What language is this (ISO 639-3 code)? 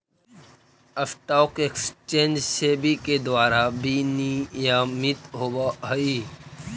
mag